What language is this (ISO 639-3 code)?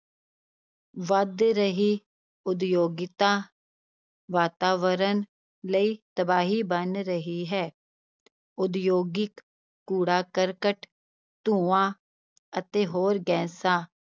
pan